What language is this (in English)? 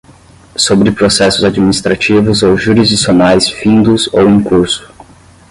Portuguese